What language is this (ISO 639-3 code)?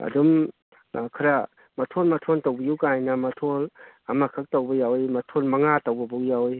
mni